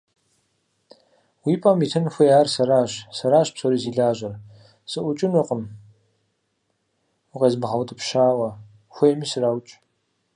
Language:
Kabardian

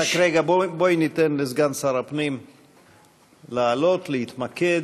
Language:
Hebrew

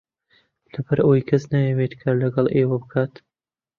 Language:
Central Kurdish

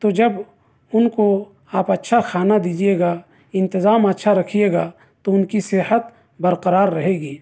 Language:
Urdu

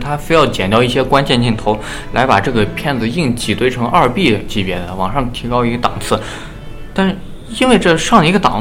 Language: Chinese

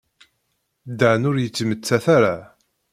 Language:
Kabyle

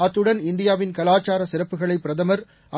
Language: Tamil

